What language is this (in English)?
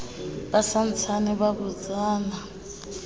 Southern Sotho